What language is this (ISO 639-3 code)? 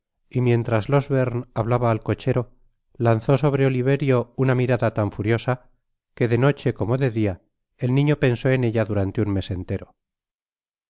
spa